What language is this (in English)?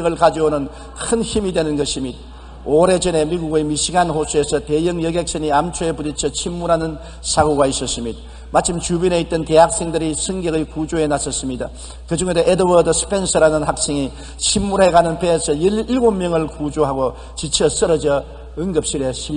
Korean